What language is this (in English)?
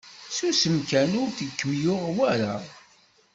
Kabyle